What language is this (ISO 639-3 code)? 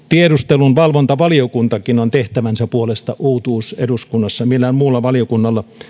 fin